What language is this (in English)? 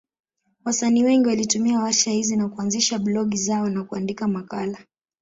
Swahili